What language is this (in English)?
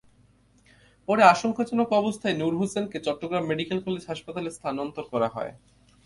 Bangla